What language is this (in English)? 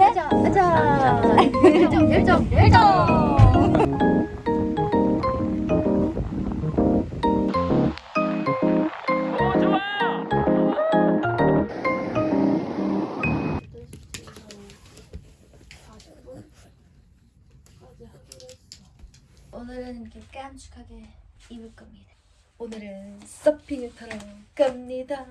Korean